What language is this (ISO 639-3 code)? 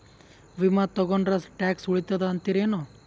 kan